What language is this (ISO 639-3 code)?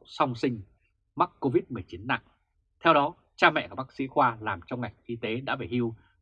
vie